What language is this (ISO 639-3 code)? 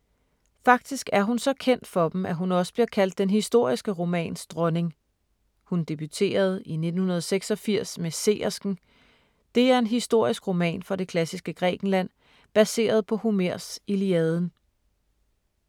dan